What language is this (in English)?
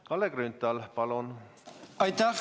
Estonian